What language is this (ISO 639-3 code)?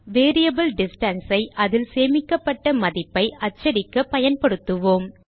tam